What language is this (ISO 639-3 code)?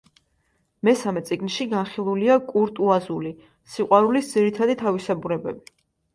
kat